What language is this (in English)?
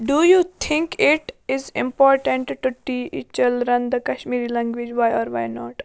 Kashmiri